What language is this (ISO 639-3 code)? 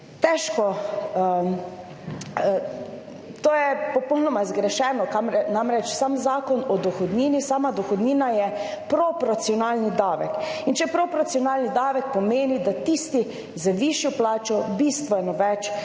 slv